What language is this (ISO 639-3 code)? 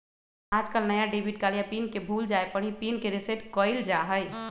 mag